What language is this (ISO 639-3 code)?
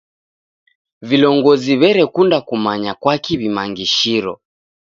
dav